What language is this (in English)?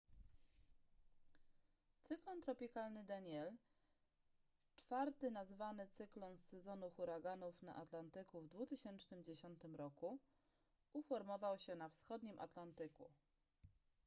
Polish